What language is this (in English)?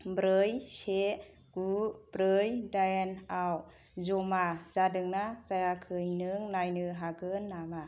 Bodo